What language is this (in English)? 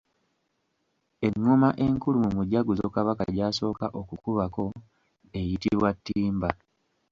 Ganda